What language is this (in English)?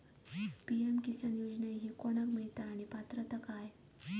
Marathi